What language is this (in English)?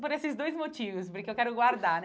Portuguese